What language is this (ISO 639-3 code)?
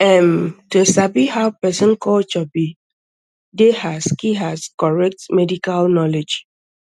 pcm